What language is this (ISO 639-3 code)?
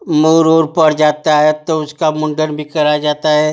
hin